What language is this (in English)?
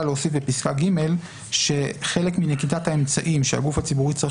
Hebrew